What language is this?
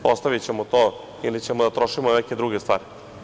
Serbian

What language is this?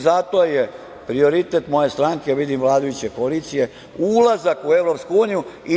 Serbian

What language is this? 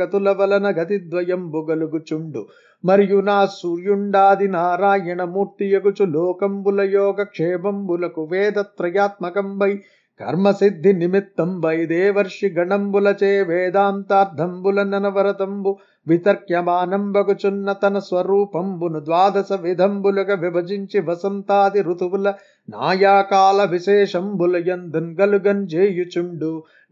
Telugu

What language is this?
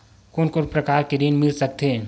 Chhattisgarhi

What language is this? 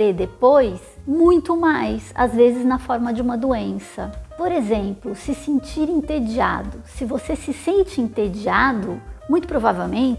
Portuguese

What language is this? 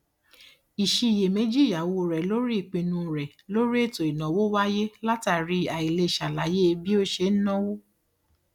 Yoruba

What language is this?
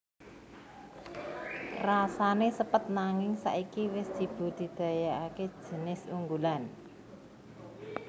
Javanese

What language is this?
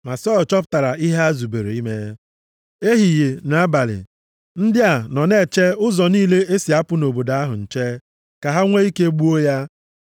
Igbo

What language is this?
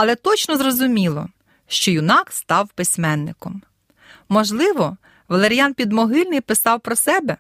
Ukrainian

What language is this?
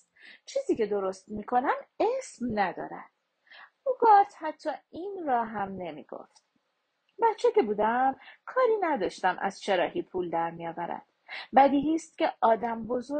Persian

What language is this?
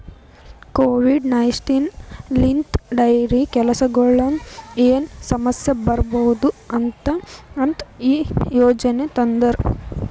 Kannada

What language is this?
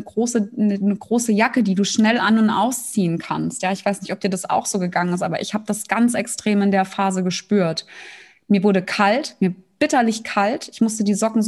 German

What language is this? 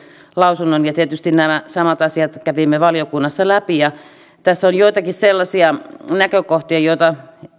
Finnish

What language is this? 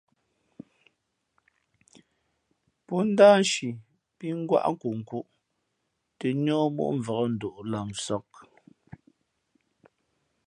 Fe'fe'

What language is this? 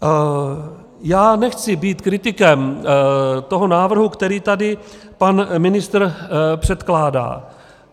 Czech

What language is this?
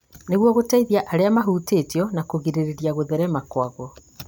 Kikuyu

